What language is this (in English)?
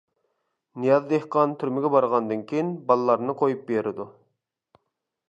Uyghur